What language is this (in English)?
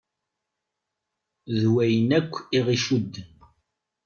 Kabyle